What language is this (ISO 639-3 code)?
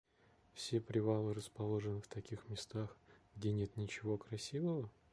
rus